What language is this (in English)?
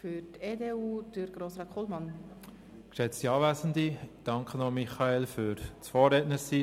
Swiss German